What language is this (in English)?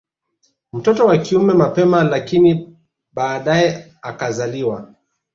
Swahili